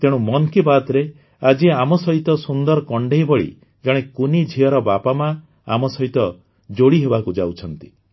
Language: Odia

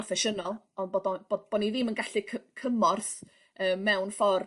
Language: Welsh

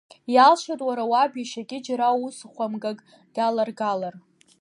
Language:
Abkhazian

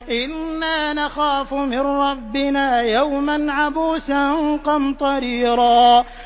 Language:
Arabic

